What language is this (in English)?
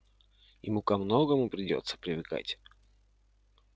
Russian